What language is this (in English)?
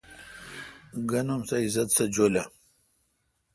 Kalkoti